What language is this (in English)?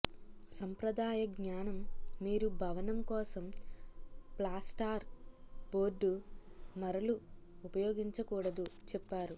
Telugu